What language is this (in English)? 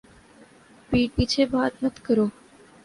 Urdu